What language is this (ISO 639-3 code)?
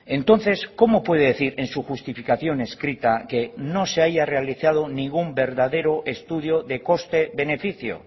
spa